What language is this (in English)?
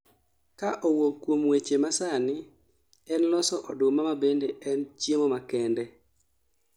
Luo (Kenya and Tanzania)